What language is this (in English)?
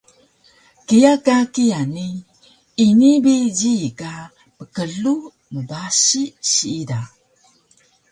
Taroko